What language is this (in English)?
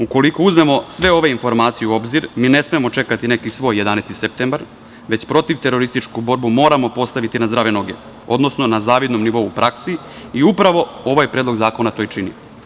Serbian